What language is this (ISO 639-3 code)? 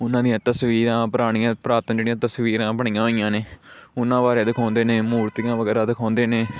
pan